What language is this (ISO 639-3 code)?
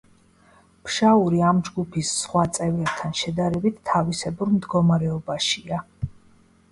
kat